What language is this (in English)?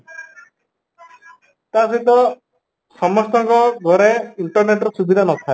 Odia